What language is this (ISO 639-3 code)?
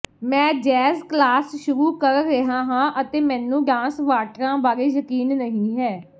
pan